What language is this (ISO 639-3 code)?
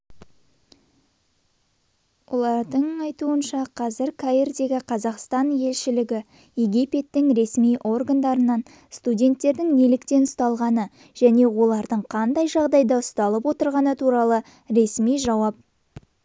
kaz